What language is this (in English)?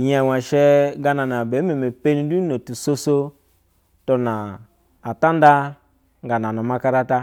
Basa (Nigeria)